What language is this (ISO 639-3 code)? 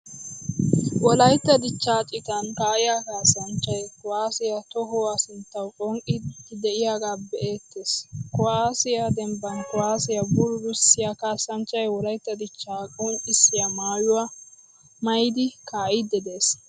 wal